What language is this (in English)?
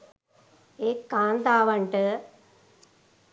Sinhala